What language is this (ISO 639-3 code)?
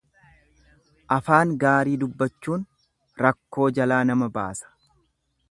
orm